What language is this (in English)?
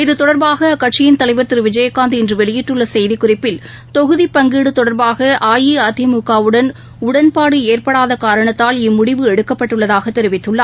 Tamil